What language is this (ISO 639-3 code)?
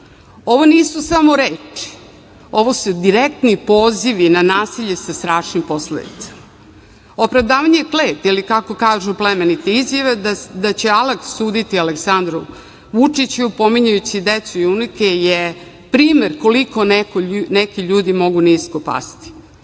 srp